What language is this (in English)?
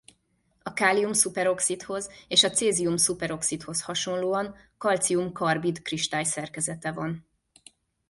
Hungarian